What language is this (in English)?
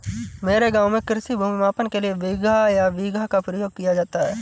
Hindi